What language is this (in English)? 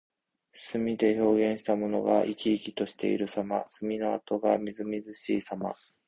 Japanese